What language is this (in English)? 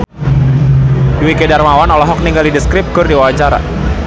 Sundanese